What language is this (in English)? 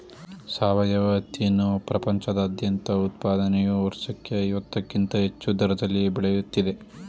Kannada